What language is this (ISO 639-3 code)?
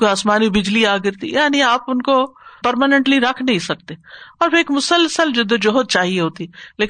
urd